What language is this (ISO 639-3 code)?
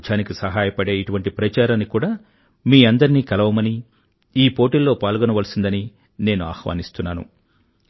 tel